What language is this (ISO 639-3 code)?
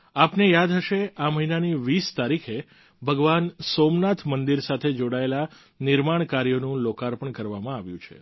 guj